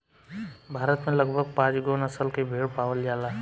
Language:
Bhojpuri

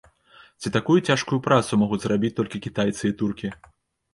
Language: Belarusian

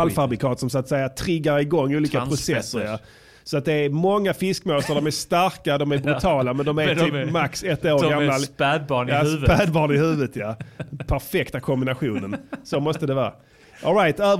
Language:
Swedish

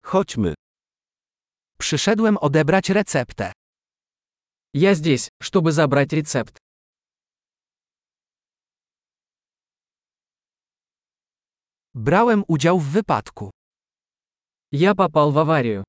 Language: Polish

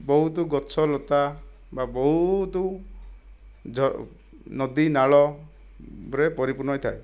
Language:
Odia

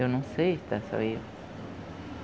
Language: Portuguese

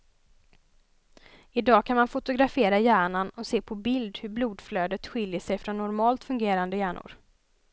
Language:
Swedish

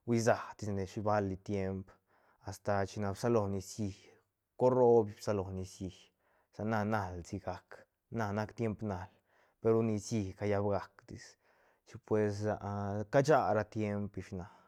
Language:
Santa Catarina Albarradas Zapotec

